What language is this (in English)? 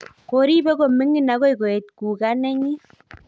Kalenjin